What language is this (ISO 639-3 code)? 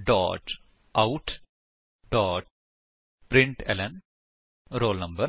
pan